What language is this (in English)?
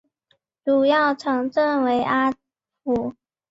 Chinese